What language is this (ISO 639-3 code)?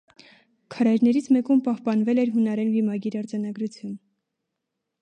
hye